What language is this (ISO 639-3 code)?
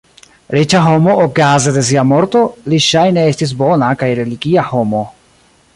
epo